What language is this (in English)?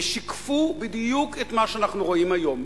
Hebrew